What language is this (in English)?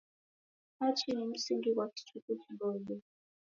Taita